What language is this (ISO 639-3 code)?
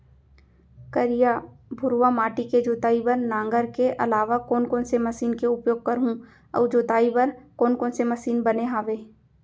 hne